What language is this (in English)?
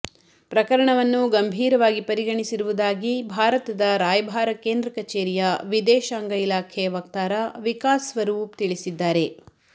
Kannada